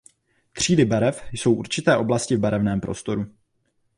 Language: Czech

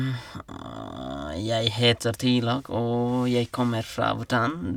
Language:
Norwegian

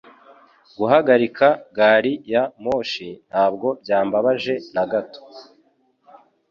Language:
Kinyarwanda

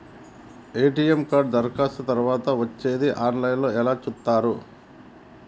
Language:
Telugu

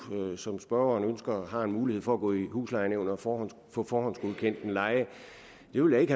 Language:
Danish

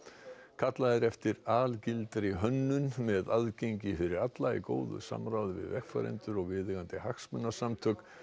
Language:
Icelandic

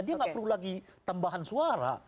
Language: Indonesian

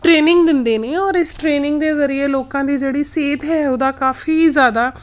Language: Punjabi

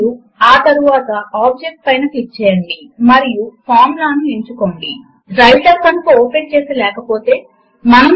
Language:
Telugu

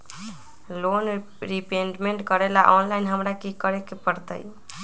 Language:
Magahi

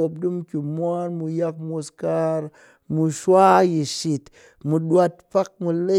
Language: Cakfem-Mushere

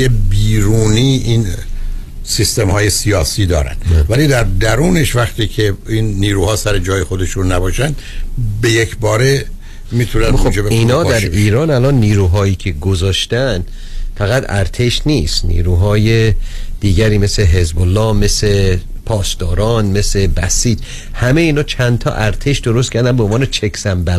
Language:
Persian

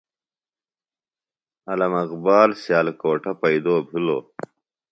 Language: Phalura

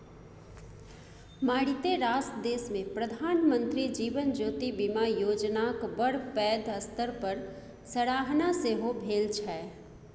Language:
Maithili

